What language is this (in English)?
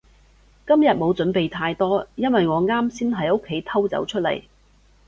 Cantonese